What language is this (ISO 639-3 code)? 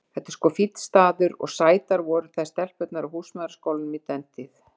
isl